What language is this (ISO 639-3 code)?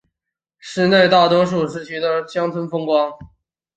zho